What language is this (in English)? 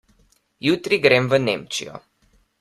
Slovenian